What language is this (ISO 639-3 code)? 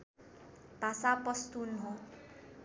nep